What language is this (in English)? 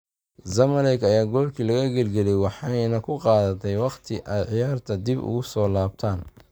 Somali